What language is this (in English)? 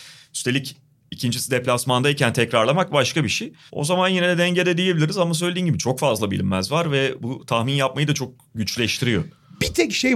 Turkish